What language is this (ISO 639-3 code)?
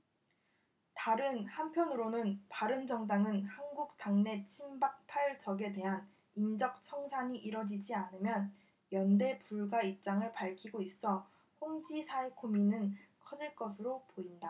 kor